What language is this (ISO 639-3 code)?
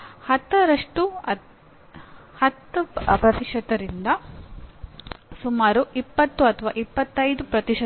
kan